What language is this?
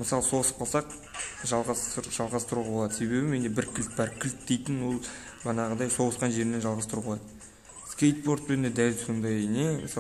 Russian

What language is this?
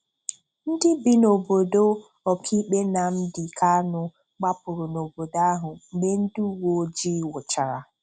Igbo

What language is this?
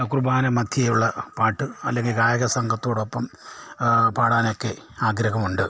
Malayalam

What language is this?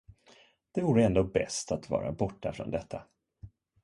Swedish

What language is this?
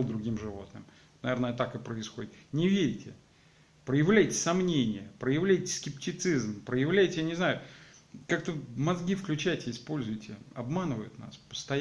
Russian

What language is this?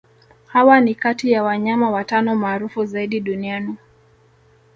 Swahili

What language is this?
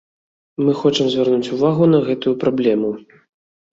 Belarusian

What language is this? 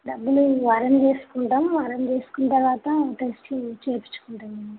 Telugu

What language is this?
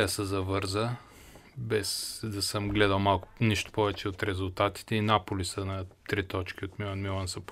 Bulgarian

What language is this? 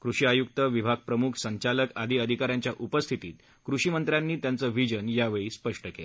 Marathi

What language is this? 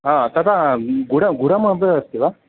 Sanskrit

